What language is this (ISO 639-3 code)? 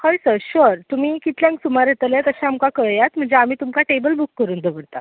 kok